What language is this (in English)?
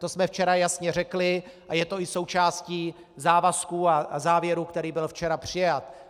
Czech